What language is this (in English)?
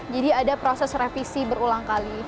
Indonesian